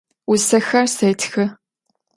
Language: Adyghe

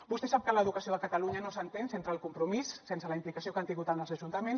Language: Catalan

